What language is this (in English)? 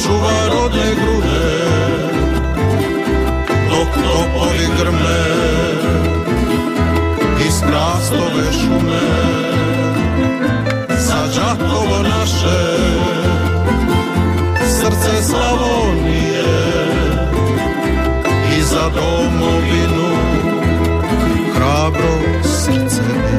Croatian